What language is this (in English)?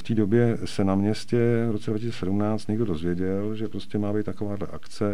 Czech